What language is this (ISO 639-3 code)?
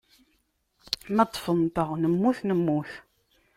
kab